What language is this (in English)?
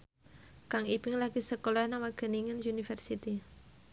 Javanese